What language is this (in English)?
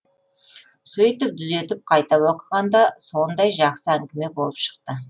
Kazakh